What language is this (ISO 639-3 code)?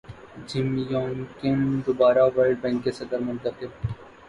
urd